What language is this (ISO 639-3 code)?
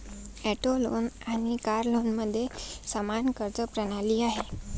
mar